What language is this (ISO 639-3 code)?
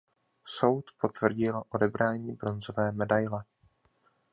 ces